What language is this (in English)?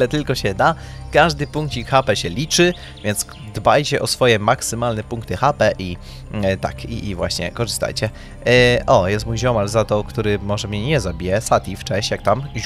Polish